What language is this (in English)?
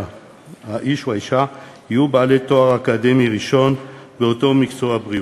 Hebrew